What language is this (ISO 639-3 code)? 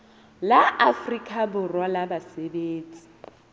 sot